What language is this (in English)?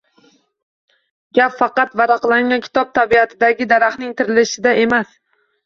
Uzbek